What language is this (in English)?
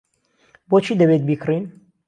Central Kurdish